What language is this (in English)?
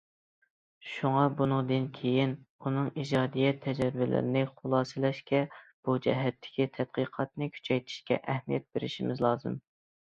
Uyghur